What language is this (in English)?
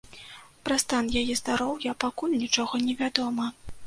Belarusian